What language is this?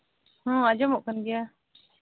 Santali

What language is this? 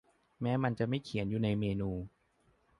Thai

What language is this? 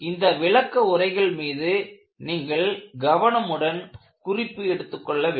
Tamil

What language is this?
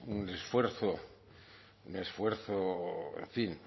Spanish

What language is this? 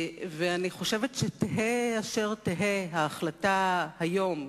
Hebrew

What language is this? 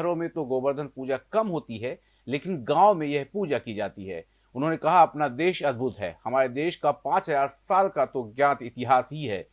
Hindi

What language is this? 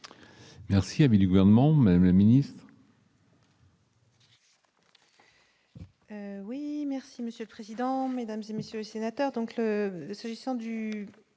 French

